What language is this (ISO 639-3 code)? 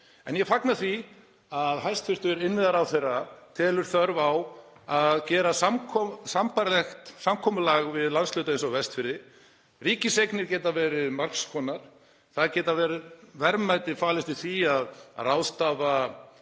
isl